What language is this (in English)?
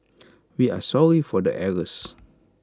English